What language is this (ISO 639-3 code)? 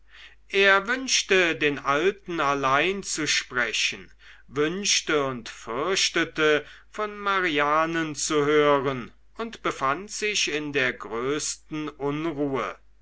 deu